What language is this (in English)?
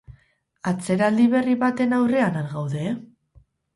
Basque